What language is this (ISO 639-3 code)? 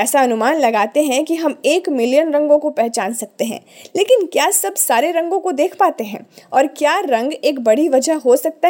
hin